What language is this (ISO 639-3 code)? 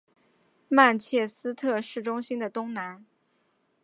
zho